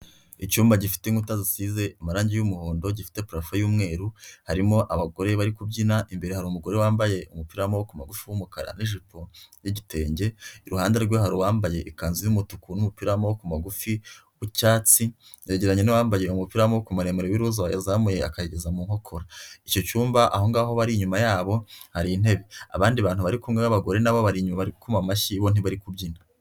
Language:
Kinyarwanda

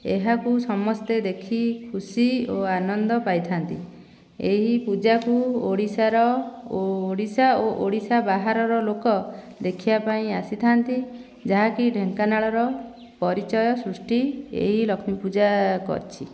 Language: Odia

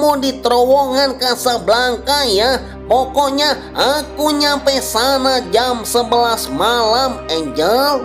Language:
Indonesian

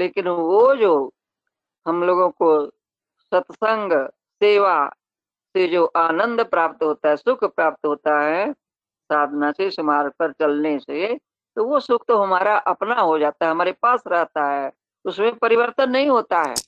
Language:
Hindi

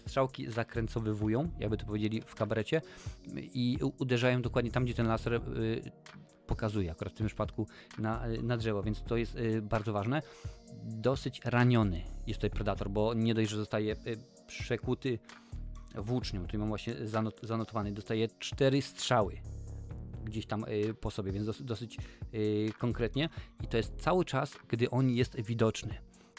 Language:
Polish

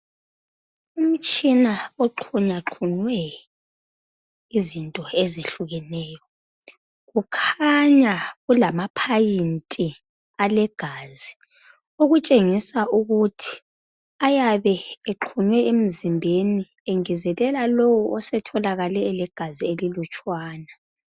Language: North Ndebele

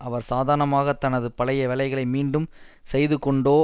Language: Tamil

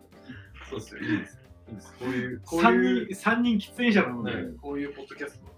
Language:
Japanese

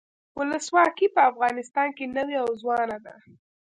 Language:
Pashto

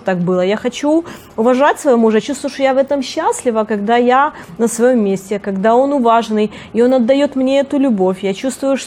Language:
Russian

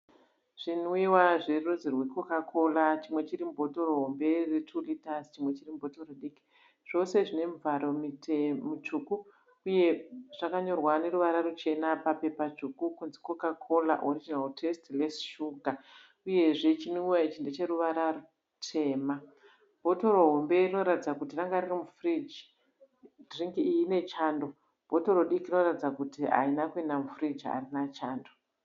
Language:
Shona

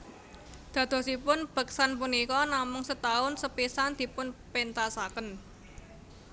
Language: Javanese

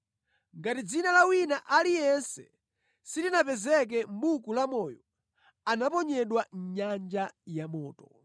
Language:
Nyanja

